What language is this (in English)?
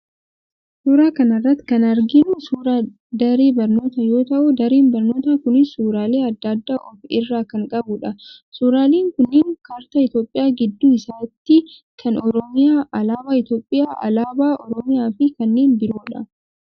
Oromo